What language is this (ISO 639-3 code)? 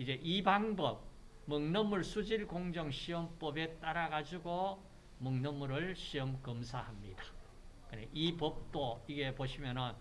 kor